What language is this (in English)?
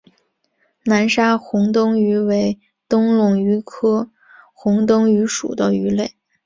Chinese